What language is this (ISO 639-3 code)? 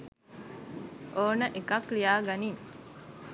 sin